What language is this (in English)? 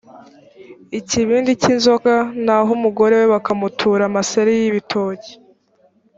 Kinyarwanda